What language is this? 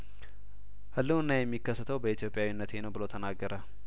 Amharic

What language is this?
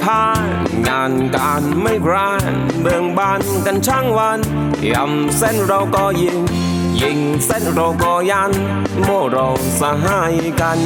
Thai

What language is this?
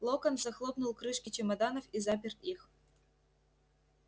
Russian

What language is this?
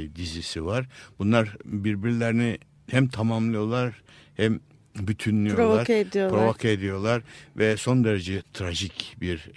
Turkish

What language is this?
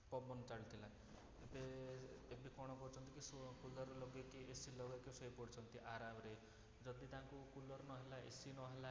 Odia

